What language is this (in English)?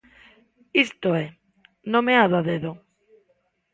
Galician